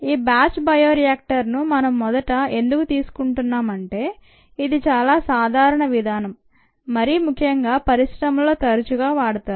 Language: Telugu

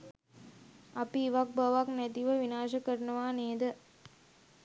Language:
Sinhala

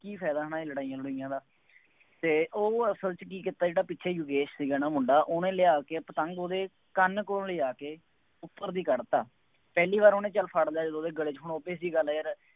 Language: Punjabi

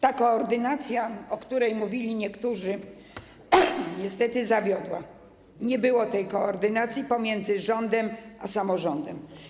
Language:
Polish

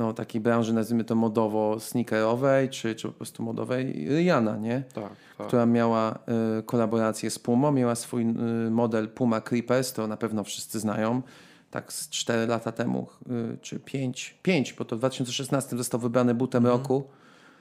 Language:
Polish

